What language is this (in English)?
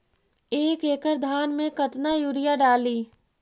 Magahi